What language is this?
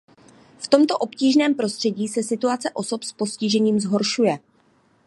Czech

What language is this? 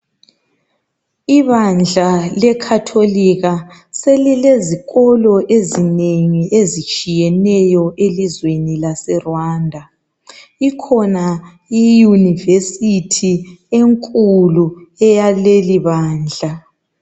North Ndebele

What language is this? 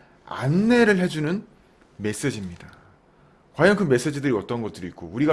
Korean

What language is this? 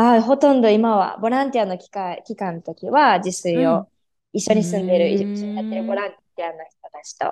Japanese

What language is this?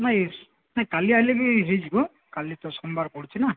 Odia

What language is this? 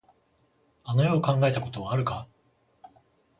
Japanese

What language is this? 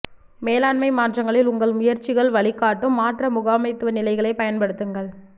Tamil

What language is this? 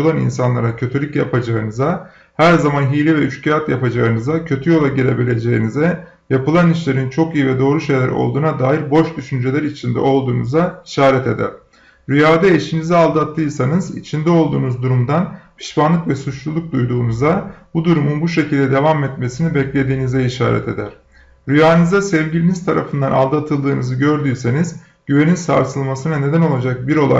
Turkish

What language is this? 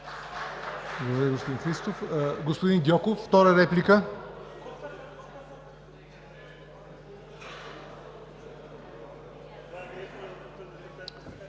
Bulgarian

